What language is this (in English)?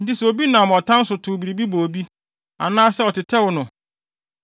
Akan